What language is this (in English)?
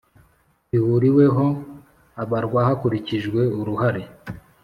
Kinyarwanda